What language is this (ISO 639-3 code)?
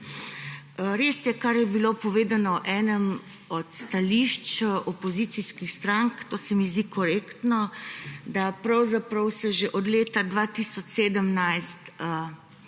slv